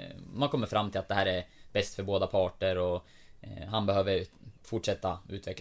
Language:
Swedish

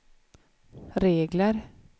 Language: Swedish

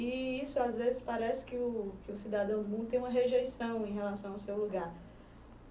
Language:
Portuguese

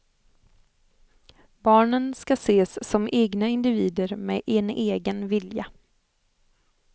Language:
Swedish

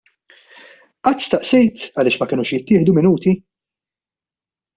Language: Maltese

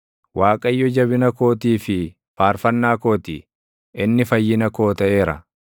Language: Oromo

